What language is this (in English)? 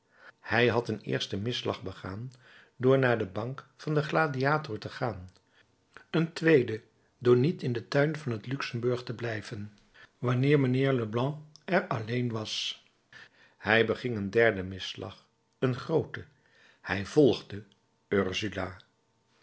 Dutch